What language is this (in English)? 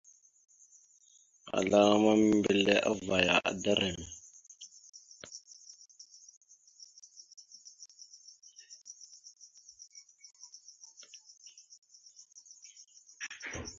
Mada (Cameroon)